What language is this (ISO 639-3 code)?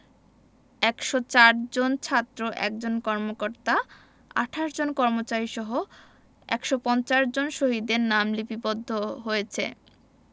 ben